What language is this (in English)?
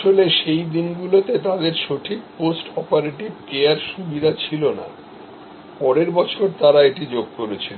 Bangla